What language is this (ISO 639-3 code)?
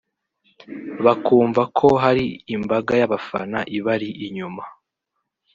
kin